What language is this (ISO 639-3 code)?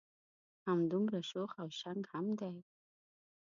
pus